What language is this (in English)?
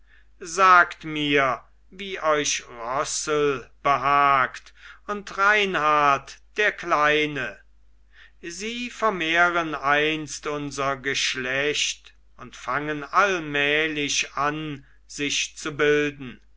German